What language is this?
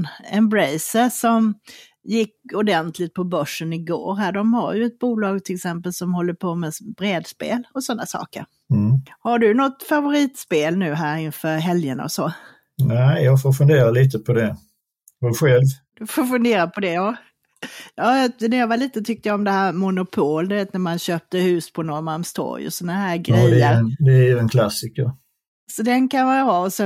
Swedish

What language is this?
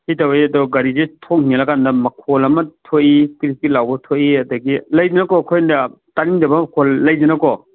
Manipuri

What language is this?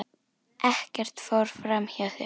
Icelandic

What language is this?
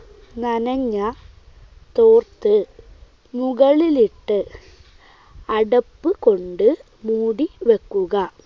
Malayalam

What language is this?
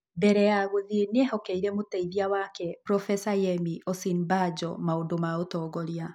Kikuyu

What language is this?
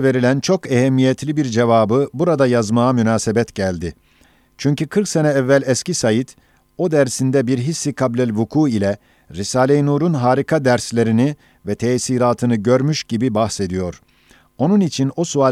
Turkish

